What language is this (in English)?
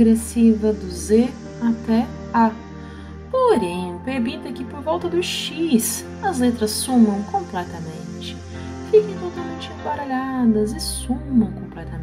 Portuguese